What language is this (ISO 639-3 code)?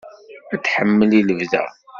kab